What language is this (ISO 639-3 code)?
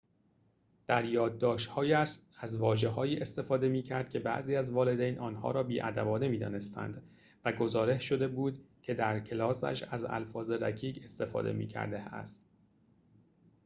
fas